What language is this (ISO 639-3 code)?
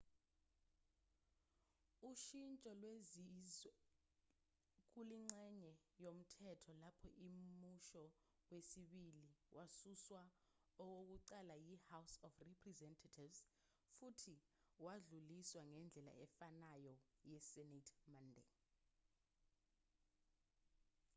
zul